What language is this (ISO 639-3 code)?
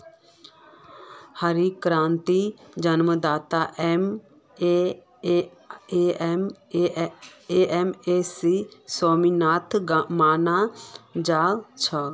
mag